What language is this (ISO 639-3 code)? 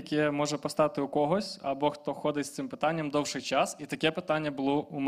ukr